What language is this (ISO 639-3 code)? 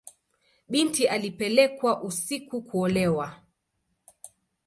swa